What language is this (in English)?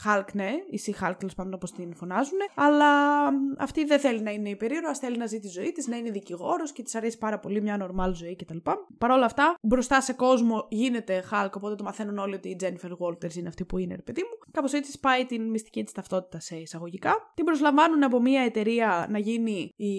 Greek